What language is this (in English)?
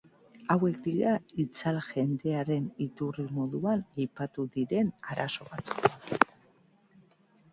Basque